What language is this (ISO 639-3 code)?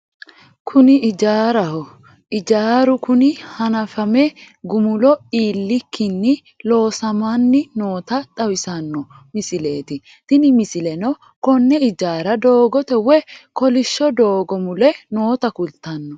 sid